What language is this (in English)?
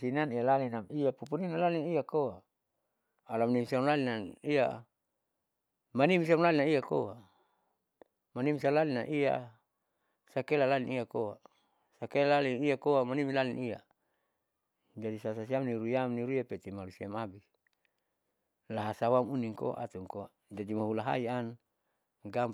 Saleman